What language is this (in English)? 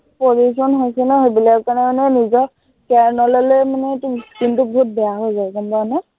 Assamese